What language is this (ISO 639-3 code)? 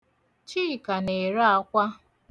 ibo